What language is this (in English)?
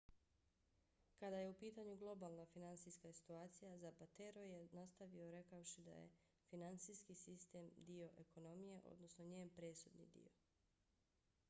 Bosnian